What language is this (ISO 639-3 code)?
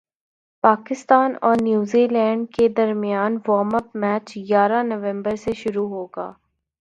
urd